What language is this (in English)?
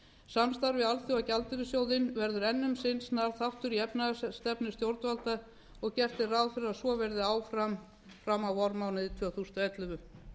Icelandic